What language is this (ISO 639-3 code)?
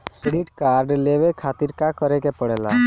bho